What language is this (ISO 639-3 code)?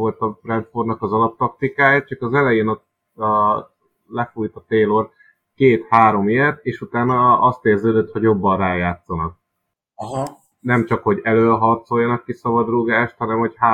hun